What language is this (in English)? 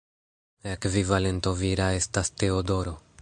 Esperanto